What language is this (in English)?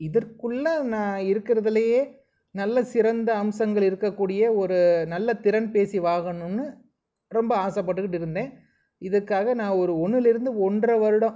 Tamil